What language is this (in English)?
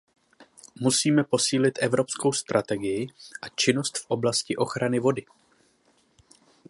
Czech